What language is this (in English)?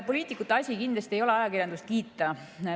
Estonian